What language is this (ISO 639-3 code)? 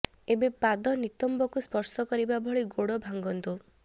ori